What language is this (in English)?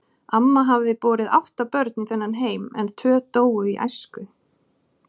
Icelandic